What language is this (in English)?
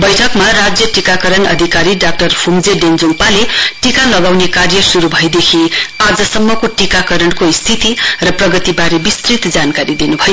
Nepali